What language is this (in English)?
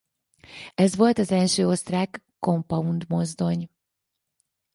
Hungarian